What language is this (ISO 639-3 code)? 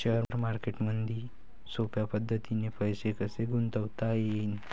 mar